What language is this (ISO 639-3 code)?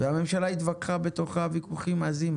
heb